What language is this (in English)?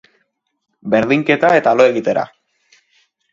Basque